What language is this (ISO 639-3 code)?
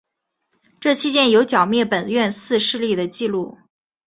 zho